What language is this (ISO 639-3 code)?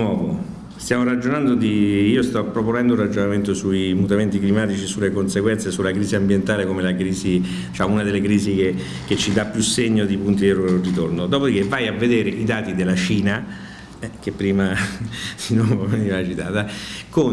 ita